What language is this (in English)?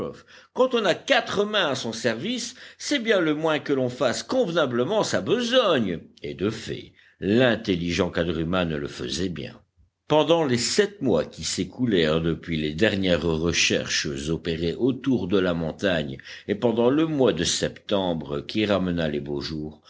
French